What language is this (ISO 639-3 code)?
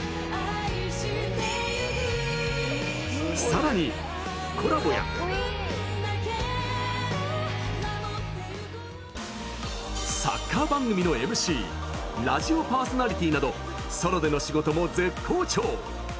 jpn